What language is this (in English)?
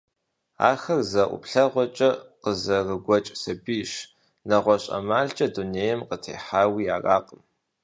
Kabardian